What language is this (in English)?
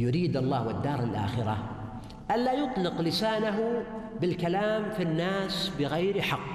Arabic